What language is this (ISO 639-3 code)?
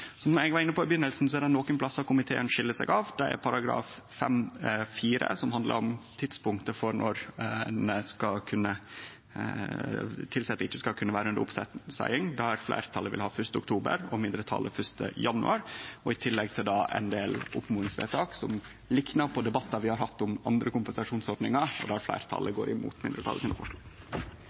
nno